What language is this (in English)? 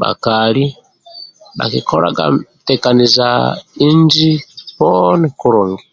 Amba (Uganda)